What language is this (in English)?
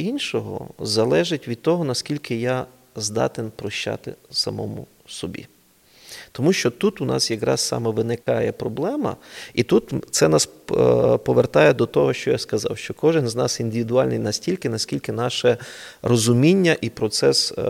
Ukrainian